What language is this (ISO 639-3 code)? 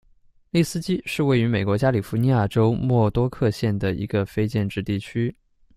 zho